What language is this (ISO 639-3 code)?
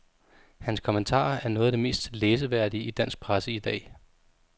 dan